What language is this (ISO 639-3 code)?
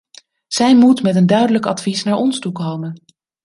nld